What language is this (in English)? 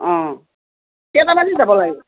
Assamese